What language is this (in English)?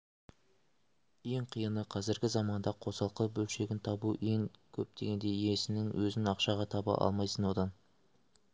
Kazakh